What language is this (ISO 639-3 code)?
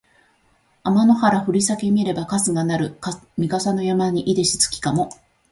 jpn